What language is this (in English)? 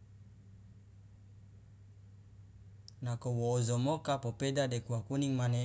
Loloda